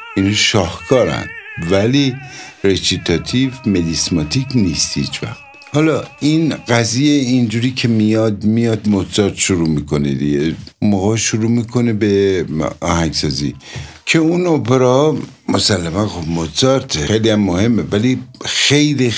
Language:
Persian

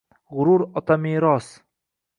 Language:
Uzbek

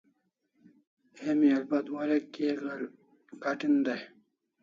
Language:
Kalasha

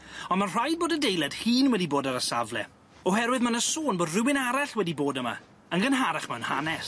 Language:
Welsh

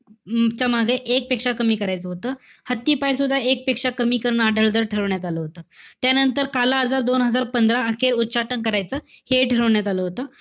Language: Marathi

